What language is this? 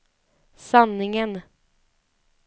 Swedish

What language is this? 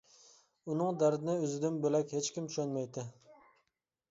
Uyghur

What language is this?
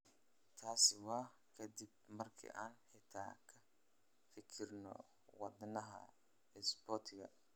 Somali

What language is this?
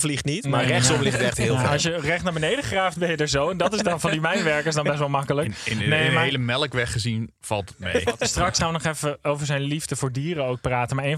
Dutch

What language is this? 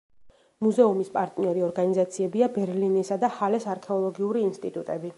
Georgian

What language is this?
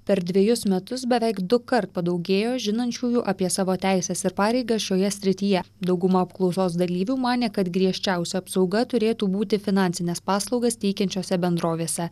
Lithuanian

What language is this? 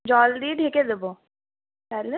Bangla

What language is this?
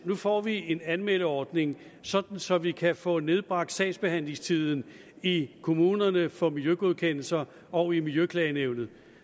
Danish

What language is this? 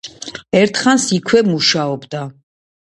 Georgian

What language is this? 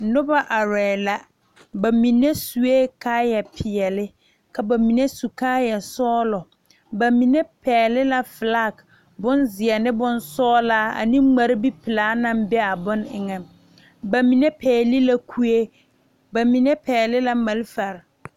Southern Dagaare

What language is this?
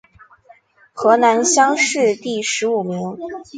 Chinese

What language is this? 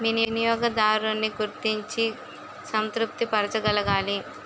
Telugu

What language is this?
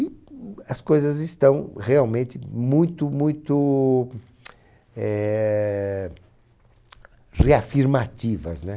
Portuguese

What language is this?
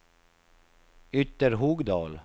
Swedish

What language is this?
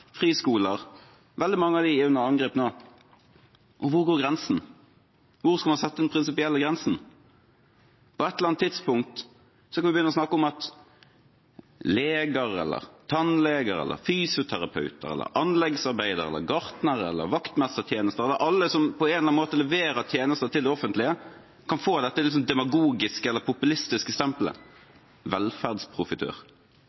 Norwegian Bokmål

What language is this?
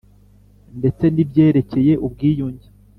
Kinyarwanda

